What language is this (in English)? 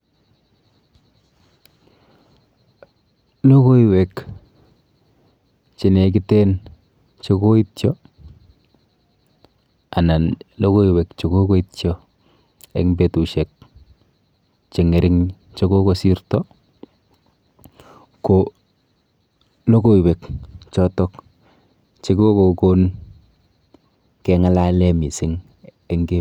Kalenjin